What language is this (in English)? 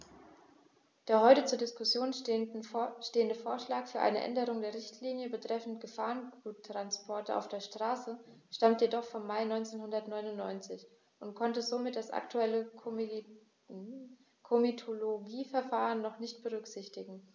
German